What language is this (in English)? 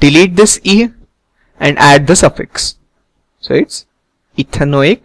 English